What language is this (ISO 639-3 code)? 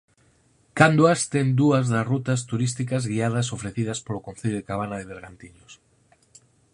glg